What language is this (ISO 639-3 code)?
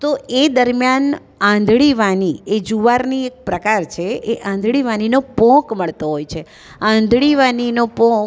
guj